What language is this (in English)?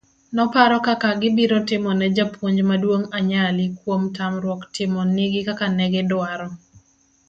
Luo (Kenya and Tanzania)